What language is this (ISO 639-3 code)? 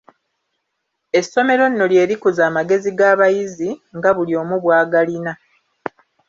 lug